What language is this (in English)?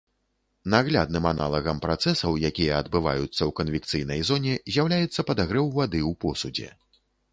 Belarusian